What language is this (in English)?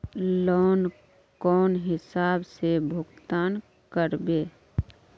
Magahi